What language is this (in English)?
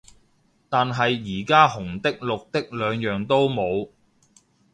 Cantonese